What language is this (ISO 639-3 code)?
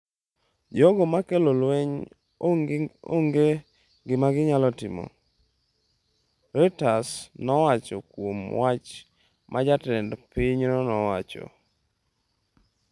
luo